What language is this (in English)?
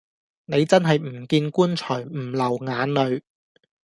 Cantonese